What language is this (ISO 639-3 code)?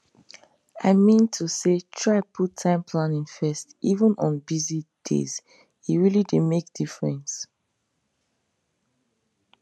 pcm